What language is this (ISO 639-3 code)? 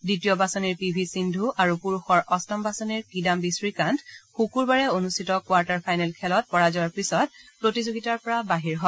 asm